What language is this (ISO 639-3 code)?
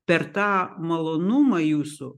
lit